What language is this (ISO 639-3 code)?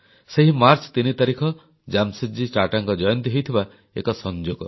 ori